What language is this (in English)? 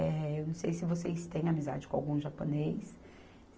Portuguese